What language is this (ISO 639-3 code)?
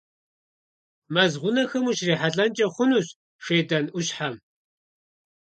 kbd